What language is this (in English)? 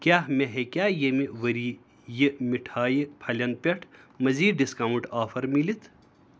Kashmiri